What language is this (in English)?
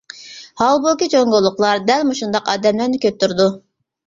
Uyghur